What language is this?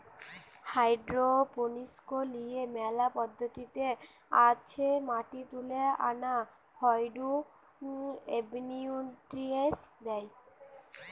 Bangla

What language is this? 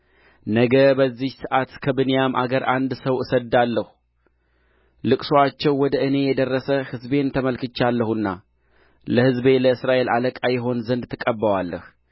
Amharic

